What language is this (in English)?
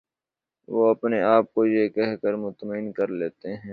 Urdu